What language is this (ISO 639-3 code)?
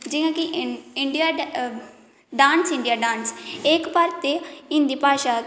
doi